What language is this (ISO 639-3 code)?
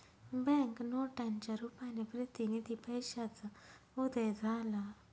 mar